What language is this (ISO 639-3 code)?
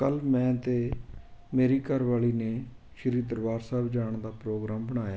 pan